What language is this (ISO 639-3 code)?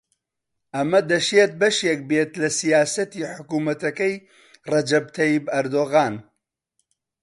ckb